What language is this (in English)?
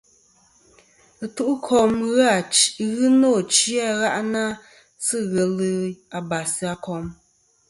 Kom